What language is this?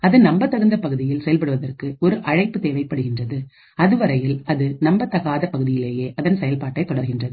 Tamil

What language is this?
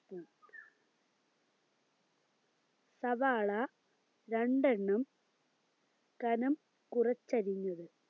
Malayalam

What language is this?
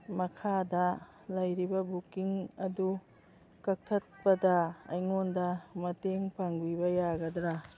Manipuri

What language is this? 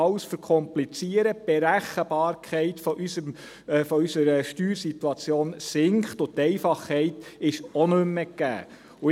Swiss German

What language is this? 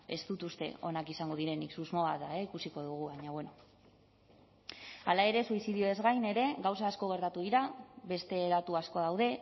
Basque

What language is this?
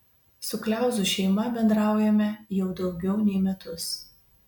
Lithuanian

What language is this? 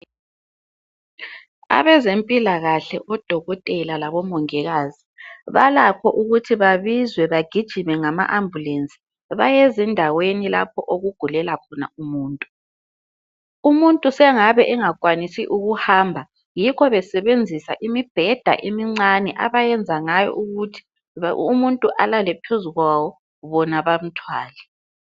North Ndebele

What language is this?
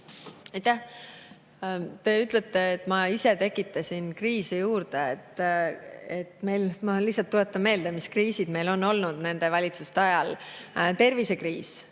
Estonian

